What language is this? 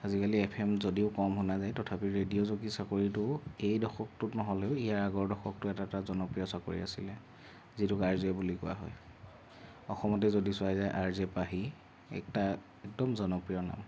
Assamese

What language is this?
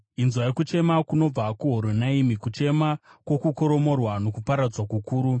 Shona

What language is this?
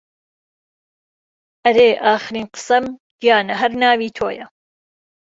Central Kurdish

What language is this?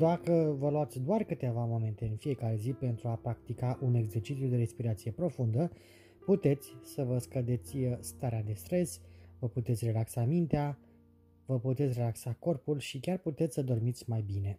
Romanian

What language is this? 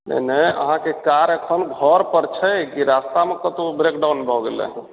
Maithili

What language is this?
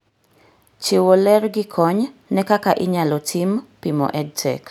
Luo (Kenya and Tanzania)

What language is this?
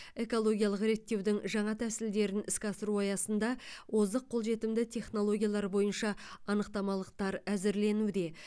Kazakh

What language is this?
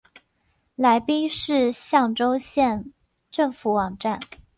Chinese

